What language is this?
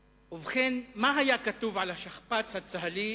Hebrew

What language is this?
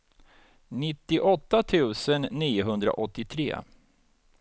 Swedish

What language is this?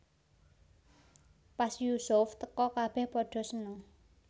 Javanese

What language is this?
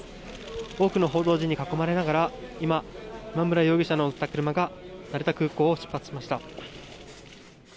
Japanese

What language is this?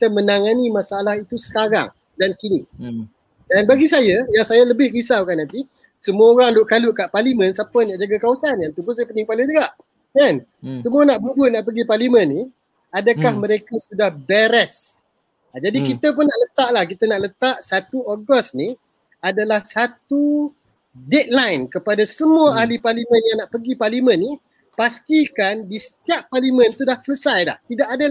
Malay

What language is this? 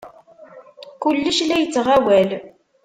Kabyle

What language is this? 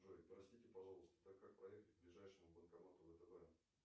Russian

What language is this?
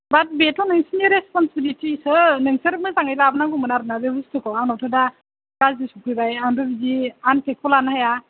Bodo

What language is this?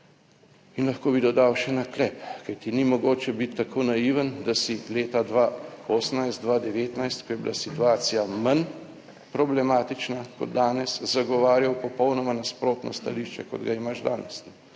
Slovenian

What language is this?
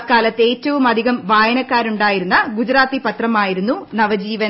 Malayalam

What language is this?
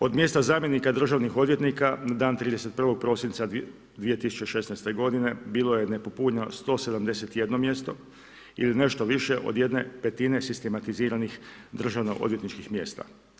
Croatian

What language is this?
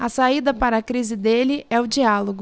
Portuguese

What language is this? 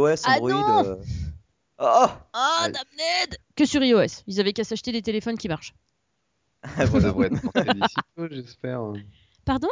French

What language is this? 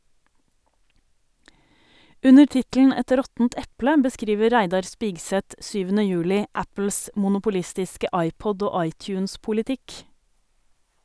Norwegian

